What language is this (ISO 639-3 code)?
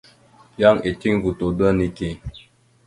mxu